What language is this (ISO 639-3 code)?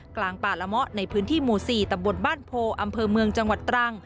tha